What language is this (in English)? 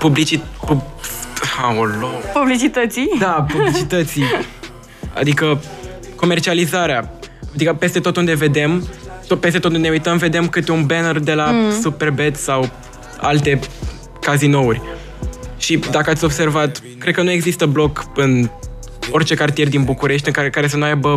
Romanian